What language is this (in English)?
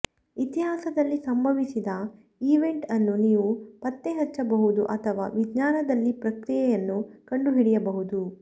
Kannada